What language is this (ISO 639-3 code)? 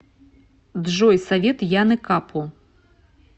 rus